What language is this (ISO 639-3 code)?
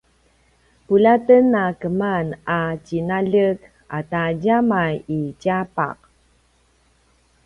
pwn